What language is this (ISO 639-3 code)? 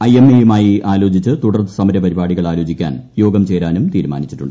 mal